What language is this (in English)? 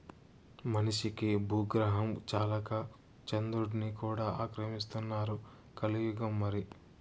Telugu